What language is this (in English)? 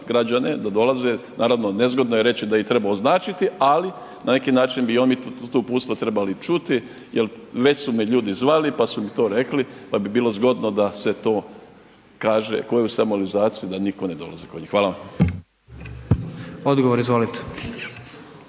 Croatian